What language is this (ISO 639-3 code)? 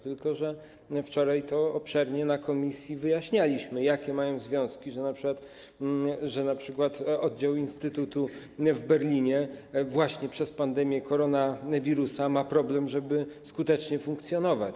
pol